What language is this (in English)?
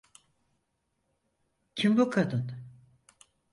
Turkish